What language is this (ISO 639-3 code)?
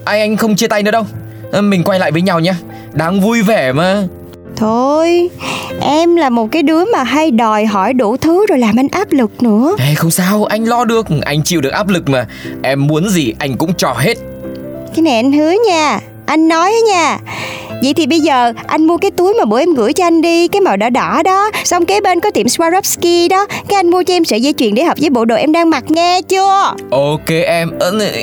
vie